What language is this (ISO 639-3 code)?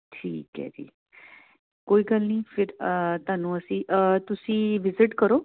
pan